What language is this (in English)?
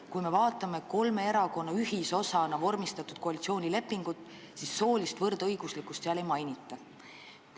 Estonian